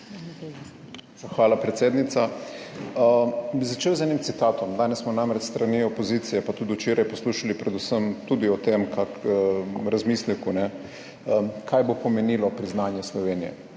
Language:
Slovenian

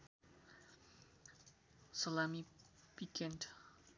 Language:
Nepali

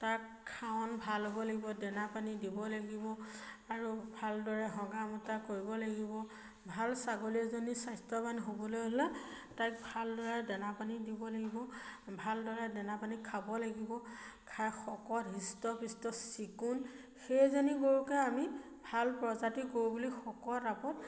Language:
Assamese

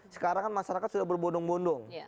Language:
Indonesian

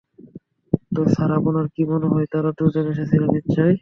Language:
Bangla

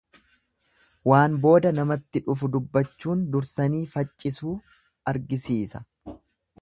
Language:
Oromo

